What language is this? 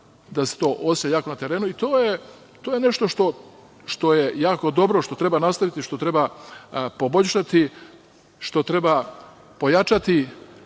Serbian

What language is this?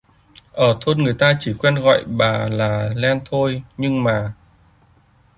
Vietnamese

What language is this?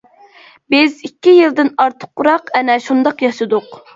Uyghur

